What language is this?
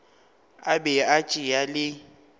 Northern Sotho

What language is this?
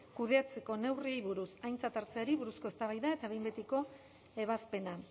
Basque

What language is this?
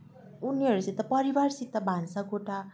Nepali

